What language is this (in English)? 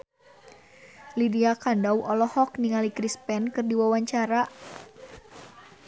Sundanese